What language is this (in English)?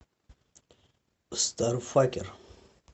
Russian